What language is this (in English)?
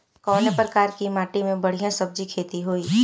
Bhojpuri